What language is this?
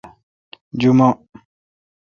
Kalkoti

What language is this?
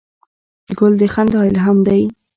Pashto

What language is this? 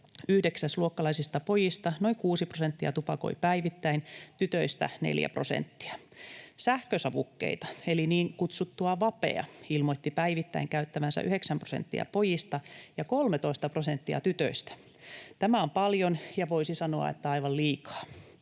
Finnish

